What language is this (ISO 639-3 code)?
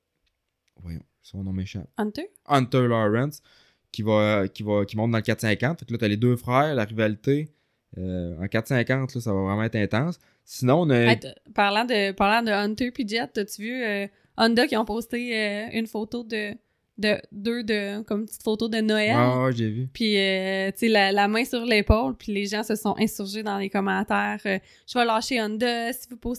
fra